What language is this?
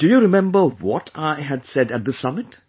English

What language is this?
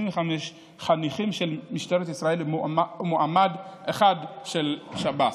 Hebrew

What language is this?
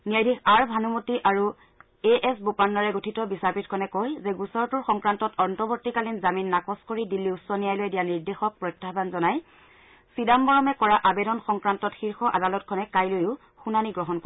Assamese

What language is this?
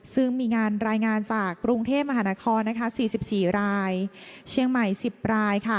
Thai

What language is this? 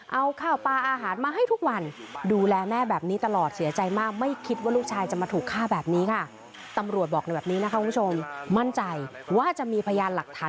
Thai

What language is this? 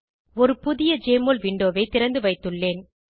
Tamil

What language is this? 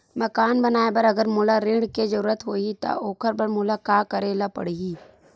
Chhattisgarhi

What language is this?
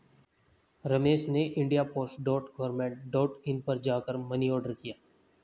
Hindi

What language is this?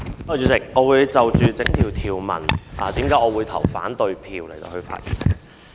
Cantonese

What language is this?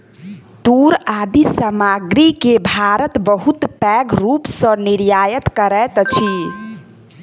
Maithili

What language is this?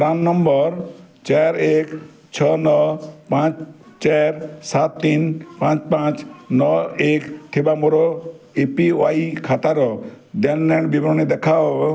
Odia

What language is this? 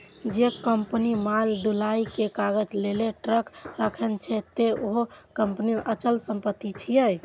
Maithili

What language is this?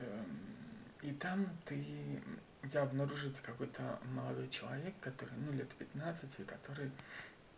Russian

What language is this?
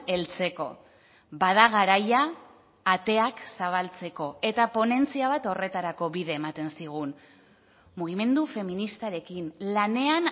Basque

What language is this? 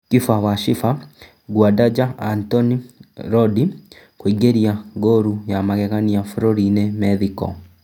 Kikuyu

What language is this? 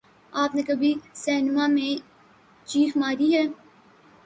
Urdu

